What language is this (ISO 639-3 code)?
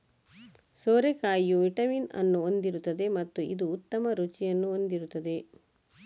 kan